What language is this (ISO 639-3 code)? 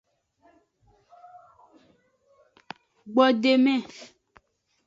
ajg